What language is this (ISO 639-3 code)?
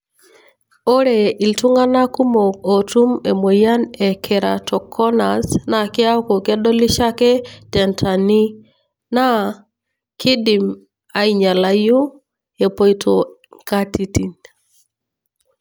mas